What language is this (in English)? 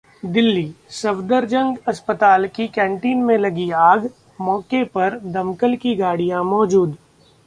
Hindi